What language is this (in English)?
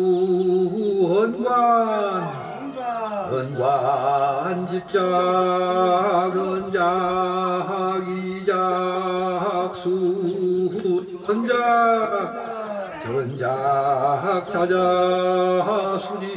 Korean